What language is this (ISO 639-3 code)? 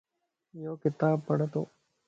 lss